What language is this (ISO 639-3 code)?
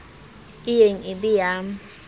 sot